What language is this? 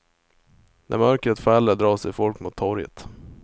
Swedish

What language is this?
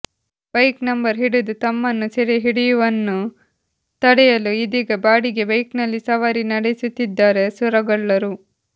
Kannada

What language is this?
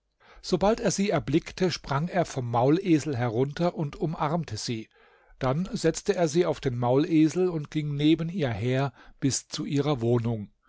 German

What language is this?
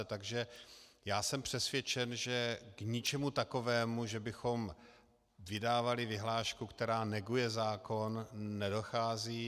Czech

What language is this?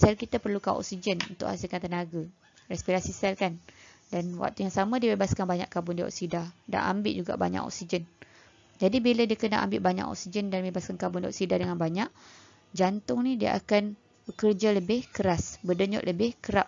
Malay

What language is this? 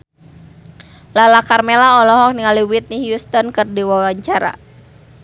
Sundanese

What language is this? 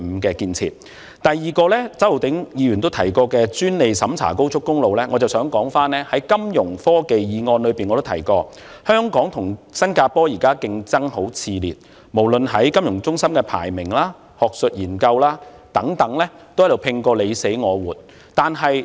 Cantonese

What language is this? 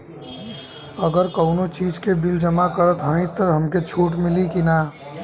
Bhojpuri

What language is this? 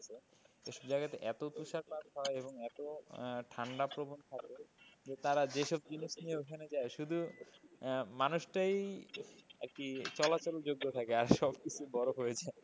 Bangla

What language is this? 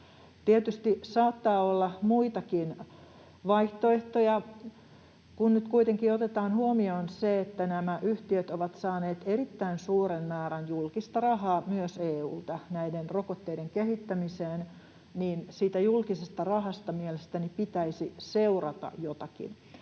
Finnish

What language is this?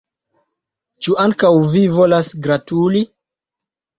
Esperanto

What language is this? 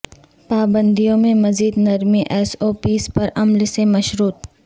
Urdu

